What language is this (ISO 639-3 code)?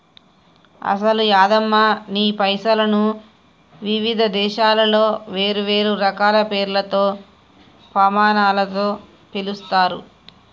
tel